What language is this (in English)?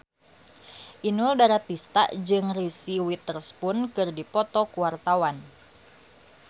Sundanese